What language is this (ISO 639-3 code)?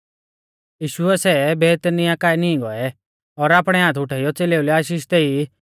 bfz